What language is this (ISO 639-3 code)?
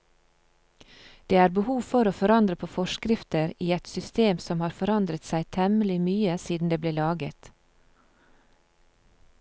nor